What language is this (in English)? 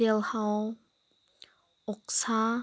Manipuri